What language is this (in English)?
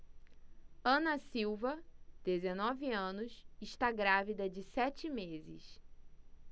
Portuguese